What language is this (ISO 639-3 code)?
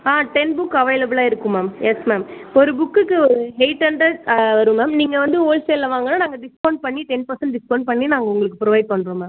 tam